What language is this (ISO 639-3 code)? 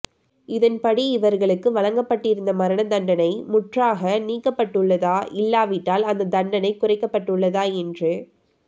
tam